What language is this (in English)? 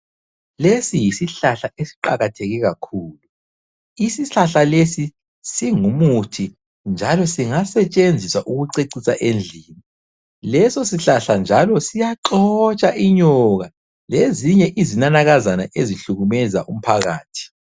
North Ndebele